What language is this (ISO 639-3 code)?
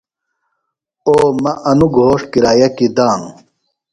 phl